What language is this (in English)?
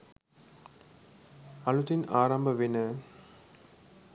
Sinhala